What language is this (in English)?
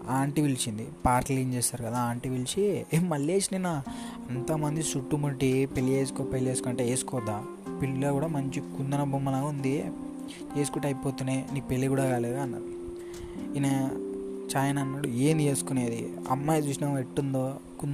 Telugu